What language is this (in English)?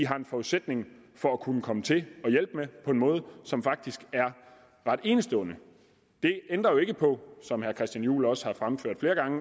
Danish